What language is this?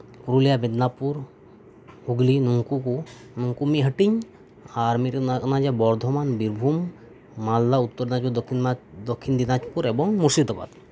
Santali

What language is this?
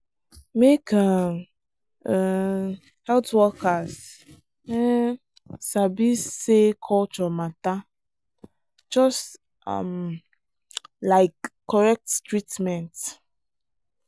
Nigerian Pidgin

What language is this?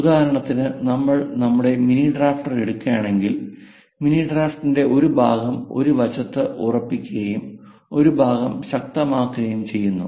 Malayalam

